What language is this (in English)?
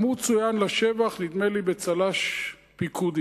Hebrew